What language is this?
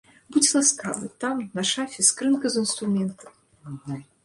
Belarusian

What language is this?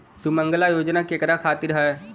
Bhojpuri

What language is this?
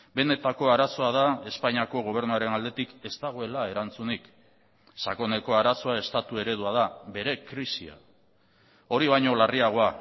Basque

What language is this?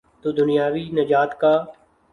Urdu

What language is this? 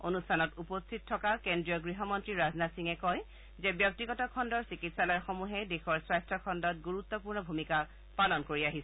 Assamese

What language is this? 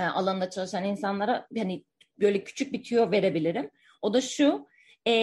Turkish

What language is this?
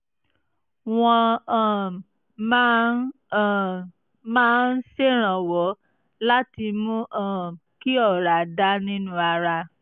Yoruba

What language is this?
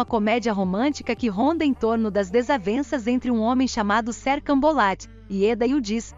Portuguese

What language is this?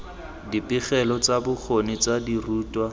Tswana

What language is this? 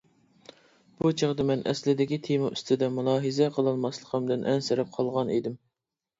Uyghur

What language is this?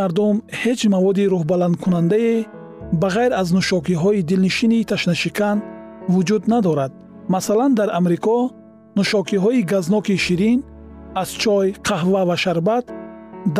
Persian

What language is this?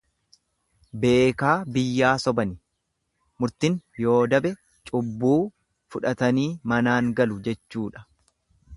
Oromo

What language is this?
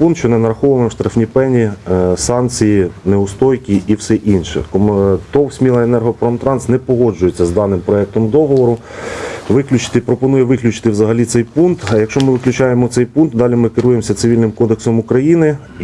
Ukrainian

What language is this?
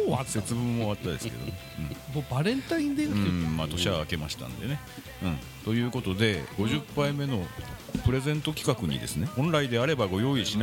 Japanese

